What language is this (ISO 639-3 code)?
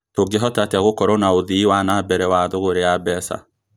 kik